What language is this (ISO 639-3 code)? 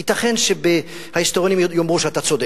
heb